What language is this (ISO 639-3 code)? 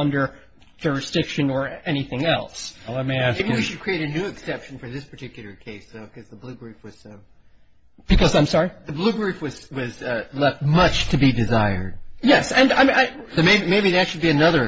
eng